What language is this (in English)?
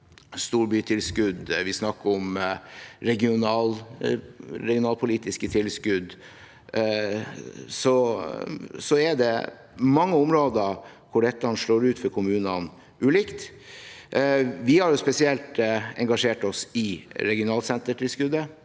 Norwegian